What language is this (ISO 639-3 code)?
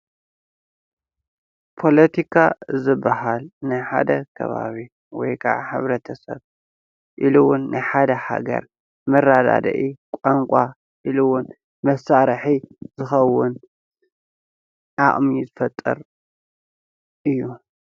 tir